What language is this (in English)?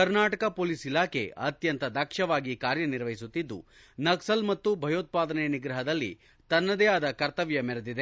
Kannada